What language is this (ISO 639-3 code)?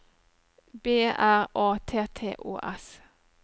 nor